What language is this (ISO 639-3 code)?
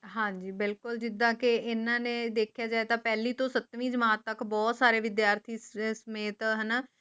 pan